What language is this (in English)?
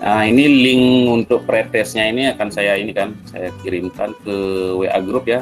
Indonesian